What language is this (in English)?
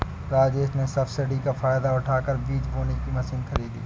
Hindi